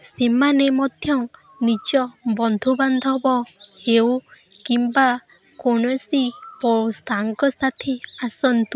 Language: Odia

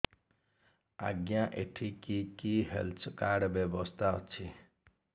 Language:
Odia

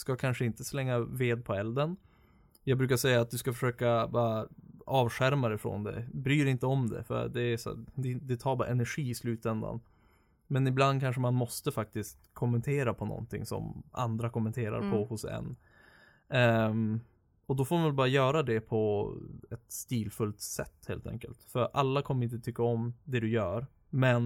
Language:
Swedish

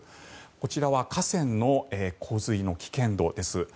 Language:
Japanese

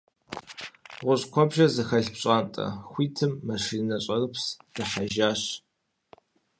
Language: Kabardian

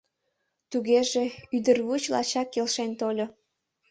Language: Mari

